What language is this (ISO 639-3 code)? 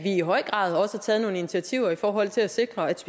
dan